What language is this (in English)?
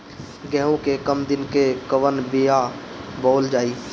Bhojpuri